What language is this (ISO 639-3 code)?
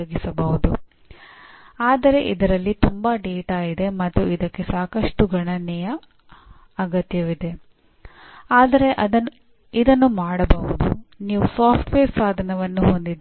kan